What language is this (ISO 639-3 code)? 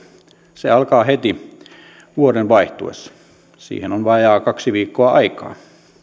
fin